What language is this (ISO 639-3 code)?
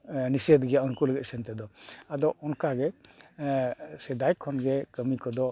sat